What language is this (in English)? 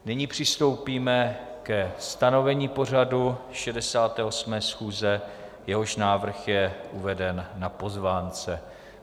Czech